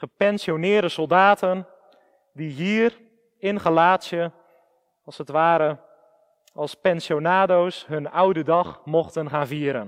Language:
Dutch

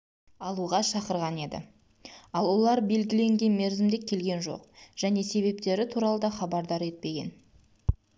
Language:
Kazakh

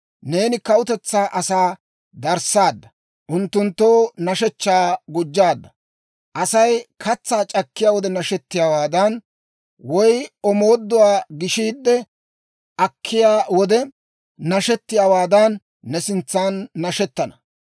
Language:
Dawro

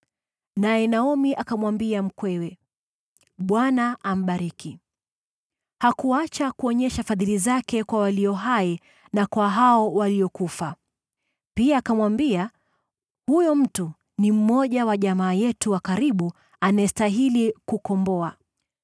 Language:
Swahili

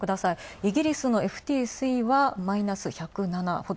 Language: Japanese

